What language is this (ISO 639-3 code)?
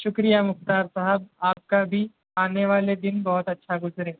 urd